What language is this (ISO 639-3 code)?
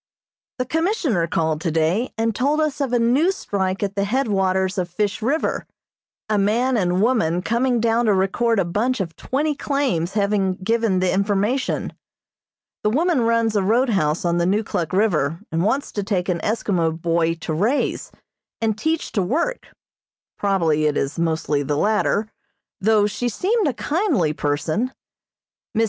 eng